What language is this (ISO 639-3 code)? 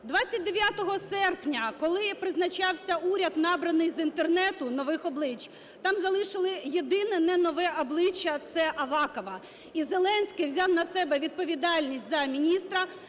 ukr